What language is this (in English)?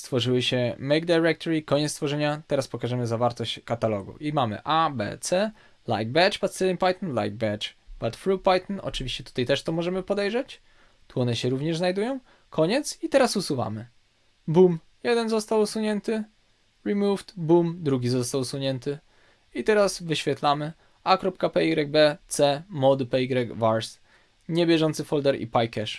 Polish